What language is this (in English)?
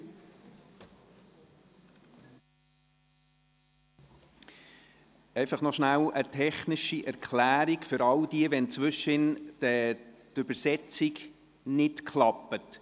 Swiss German